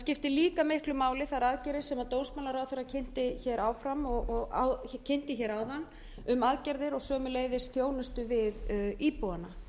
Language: Icelandic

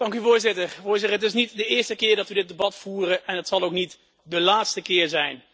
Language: Dutch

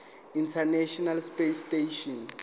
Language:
Zulu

